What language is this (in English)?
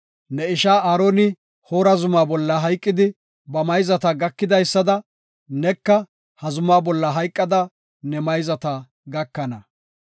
Gofa